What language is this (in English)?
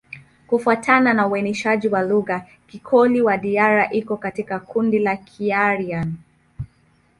Swahili